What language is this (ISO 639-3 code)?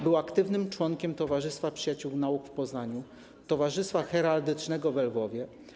pol